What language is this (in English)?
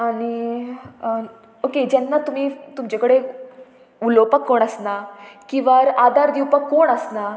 Konkani